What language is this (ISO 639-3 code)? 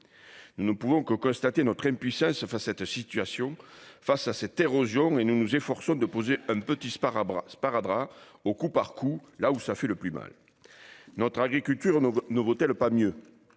fra